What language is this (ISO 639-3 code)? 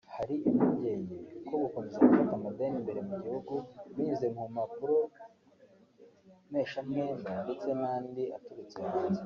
kin